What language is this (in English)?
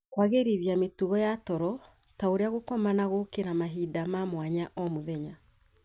Kikuyu